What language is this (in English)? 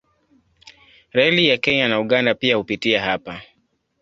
Swahili